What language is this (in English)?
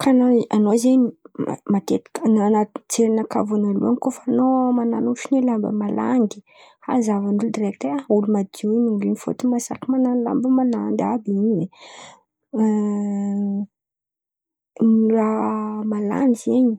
Antankarana Malagasy